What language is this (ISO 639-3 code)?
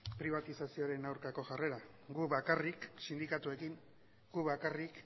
eus